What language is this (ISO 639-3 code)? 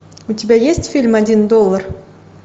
rus